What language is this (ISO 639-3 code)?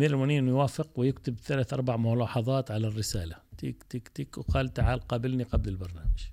ara